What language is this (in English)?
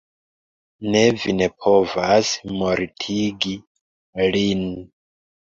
Esperanto